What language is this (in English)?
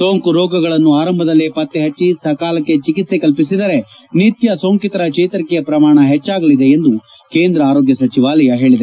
Kannada